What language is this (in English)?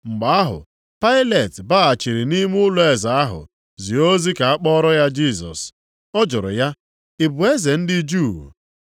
Igbo